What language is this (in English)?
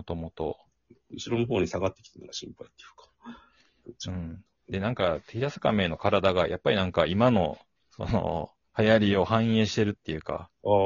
Japanese